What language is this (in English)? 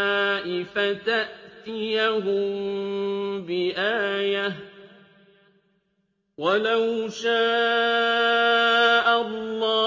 Arabic